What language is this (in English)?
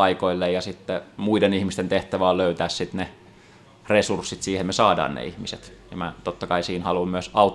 Finnish